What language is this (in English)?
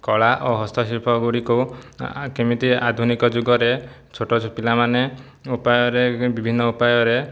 Odia